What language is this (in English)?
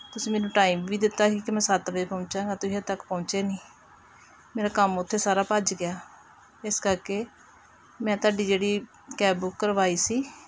Punjabi